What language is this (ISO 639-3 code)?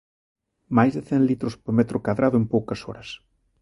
glg